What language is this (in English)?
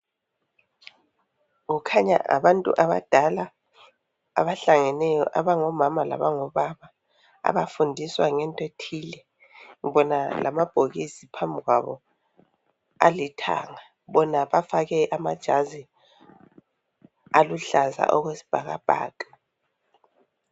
North Ndebele